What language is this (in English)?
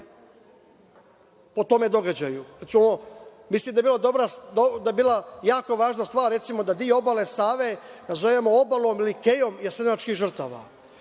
Serbian